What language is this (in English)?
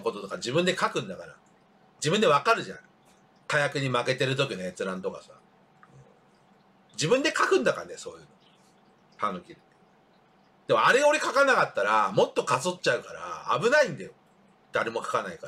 Japanese